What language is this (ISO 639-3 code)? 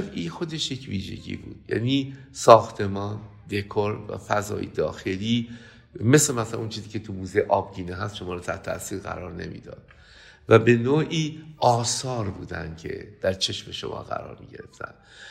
fas